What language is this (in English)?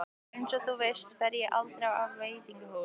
Icelandic